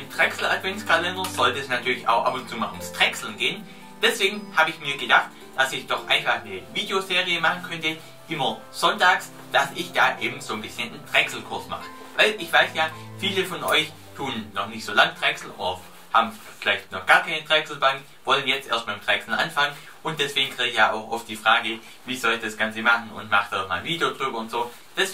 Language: German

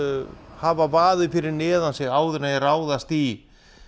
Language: Icelandic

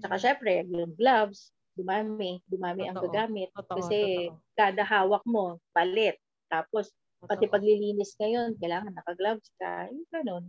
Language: Filipino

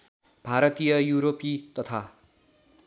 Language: Nepali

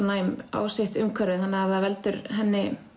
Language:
Icelandic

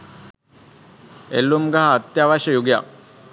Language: Sinhala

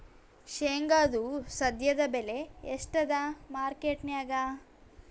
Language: Kannada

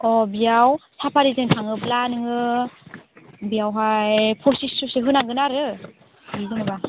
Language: Bodo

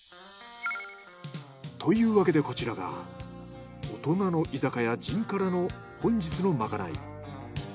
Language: Japanese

